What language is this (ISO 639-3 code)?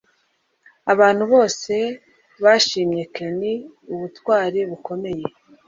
kin